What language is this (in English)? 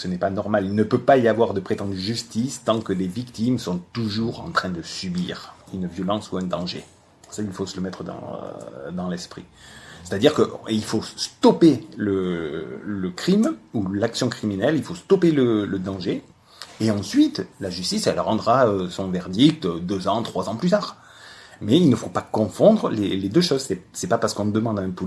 French